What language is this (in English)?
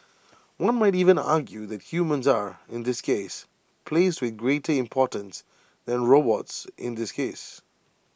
English